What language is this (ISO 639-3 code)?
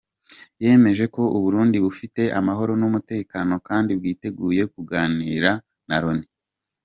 kin